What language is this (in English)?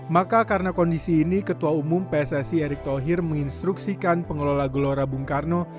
Indonesian